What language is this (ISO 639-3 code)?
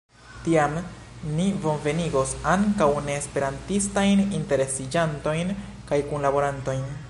epo